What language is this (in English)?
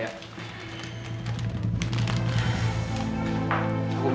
Indonesian